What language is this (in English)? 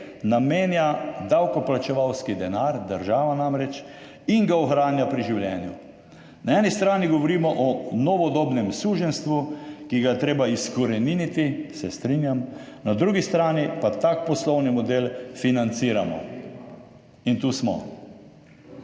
Slovenian